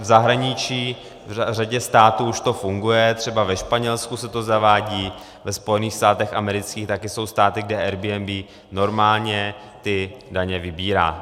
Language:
Czech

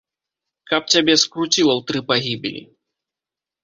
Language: Belarusian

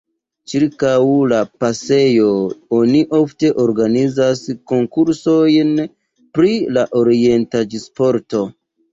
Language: Esperanto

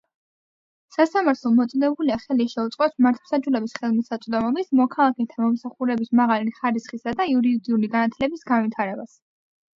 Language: Georgian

